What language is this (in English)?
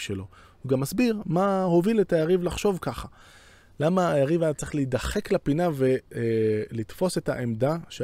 Hebrew